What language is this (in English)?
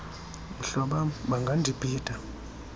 Xhosa